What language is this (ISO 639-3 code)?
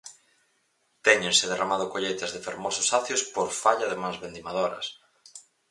glg